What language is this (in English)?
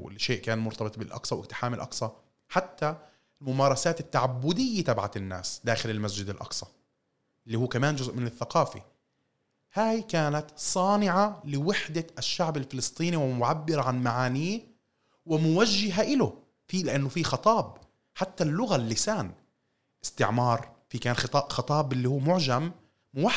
Arabic